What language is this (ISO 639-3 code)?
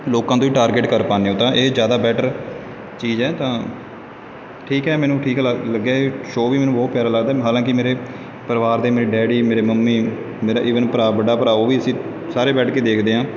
pan